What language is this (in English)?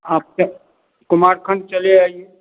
Hindi